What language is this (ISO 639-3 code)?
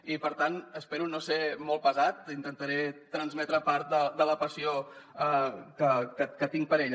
cat